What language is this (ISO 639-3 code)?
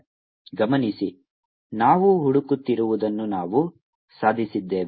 kan